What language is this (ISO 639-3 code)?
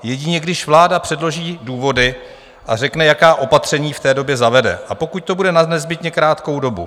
ces